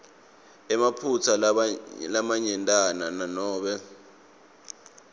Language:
Swati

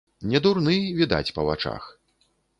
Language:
Belarusian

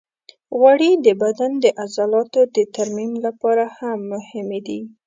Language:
Pashto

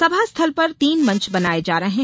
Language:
Hindi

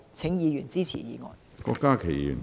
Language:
Cantonese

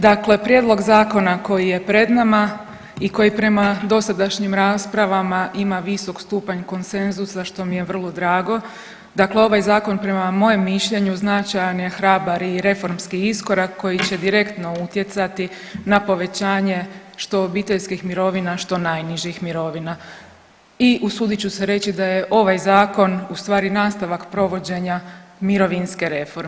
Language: Croatian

